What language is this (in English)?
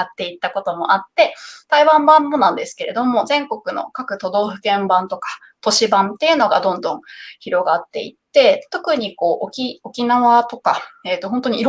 Japanese